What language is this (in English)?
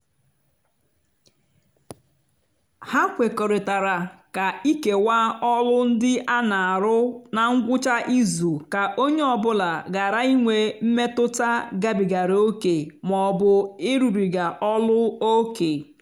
Igbo